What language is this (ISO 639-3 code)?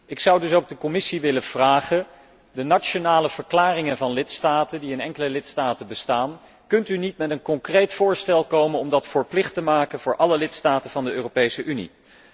nld